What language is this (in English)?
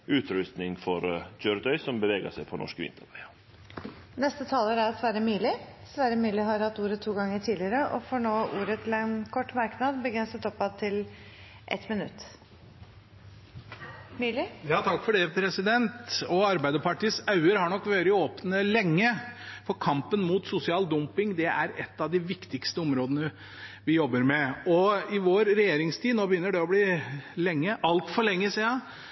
Norwegian